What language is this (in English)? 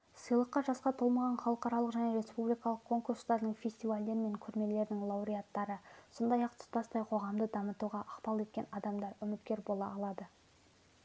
Kazakh